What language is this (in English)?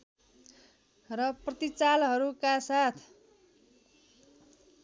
Nepali